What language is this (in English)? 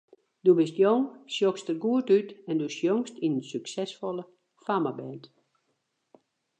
Western Frisian